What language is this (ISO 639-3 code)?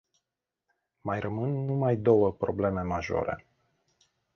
ron